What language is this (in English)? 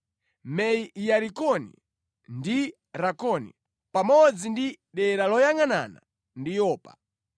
Nyanja